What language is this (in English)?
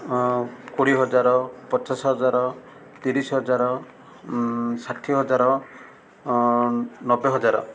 Odia